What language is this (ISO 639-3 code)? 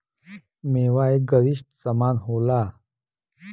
bho